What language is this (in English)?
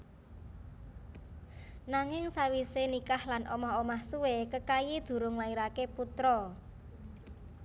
Javanese